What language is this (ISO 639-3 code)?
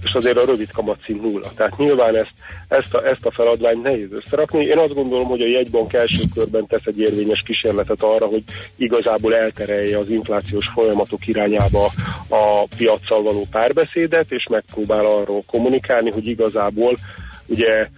hun